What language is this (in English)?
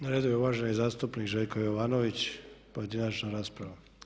Croatian